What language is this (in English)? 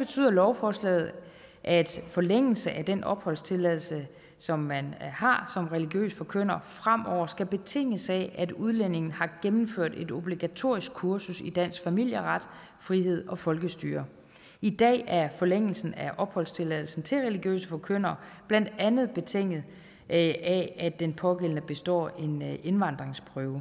Danish